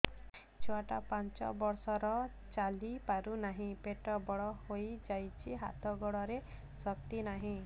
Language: Odia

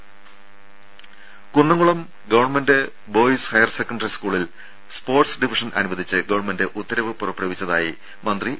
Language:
Malayalam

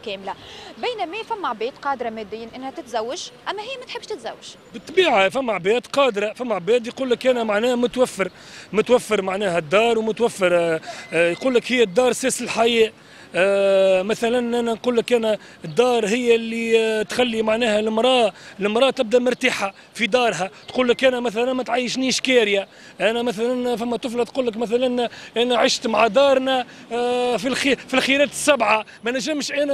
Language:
Arabic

